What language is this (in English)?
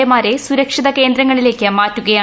Malayalam